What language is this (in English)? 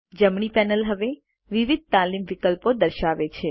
Gujarati